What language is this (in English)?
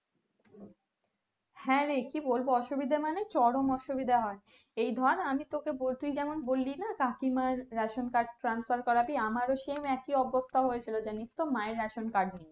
Bangla